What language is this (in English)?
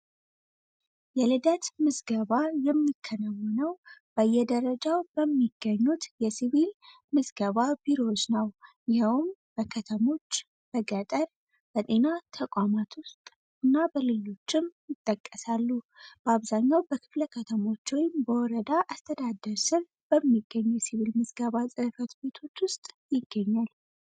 Amharic